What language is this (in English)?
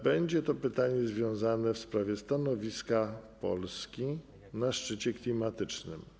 Polish